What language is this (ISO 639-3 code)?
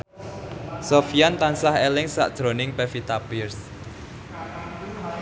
jav